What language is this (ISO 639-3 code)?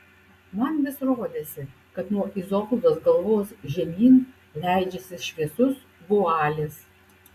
lit